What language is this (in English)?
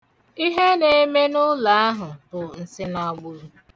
Igbo